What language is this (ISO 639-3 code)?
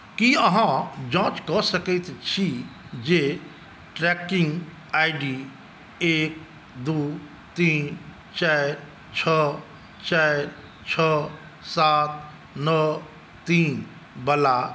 mai